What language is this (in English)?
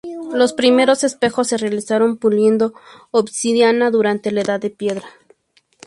Spanish